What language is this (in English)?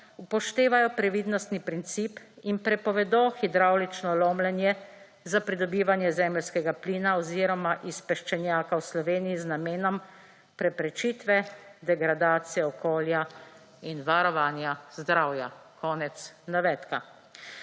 Slovenian